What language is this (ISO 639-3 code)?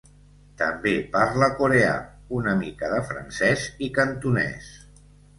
cat